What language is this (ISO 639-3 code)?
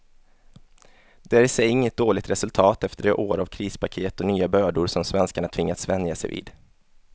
swe